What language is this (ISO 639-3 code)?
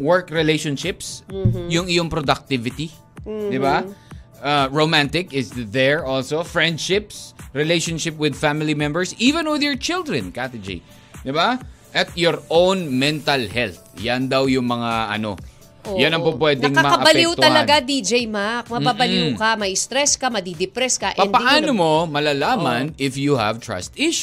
fil